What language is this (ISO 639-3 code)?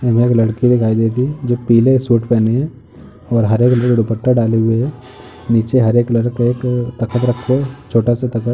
hin